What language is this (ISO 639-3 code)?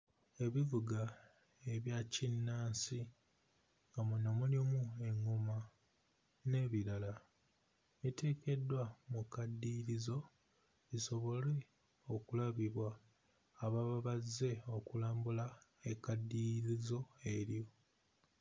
lug